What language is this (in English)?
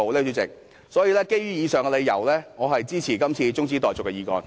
Cantonese